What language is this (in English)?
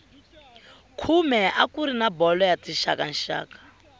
Tsonga